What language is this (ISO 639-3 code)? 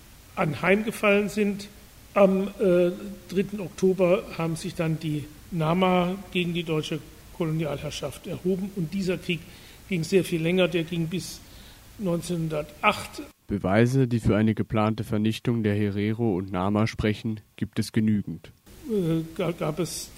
deu